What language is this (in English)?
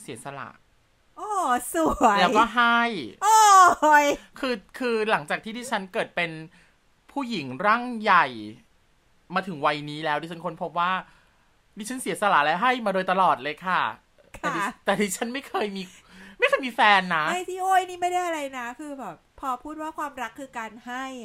Thai